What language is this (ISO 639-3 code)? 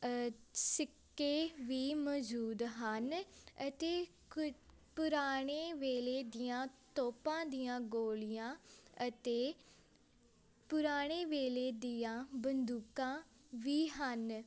pan